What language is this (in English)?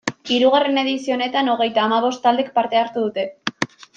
Basque